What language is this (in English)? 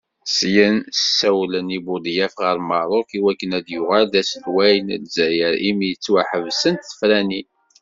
Kabyle